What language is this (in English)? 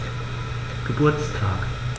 German